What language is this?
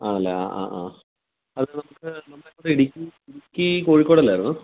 Malayalam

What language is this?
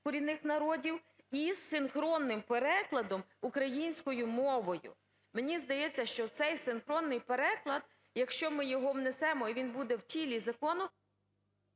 Ukrainian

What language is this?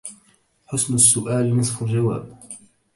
Arabic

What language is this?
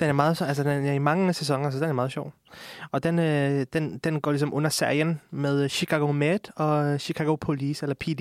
Danish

